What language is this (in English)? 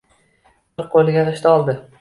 Uzbek